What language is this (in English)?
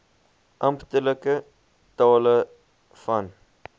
Afrikaans